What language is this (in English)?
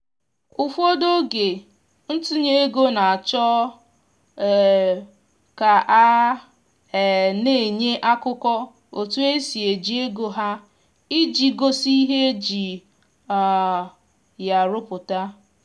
Igbo